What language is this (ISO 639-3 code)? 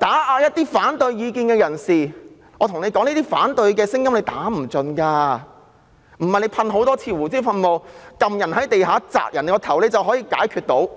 yue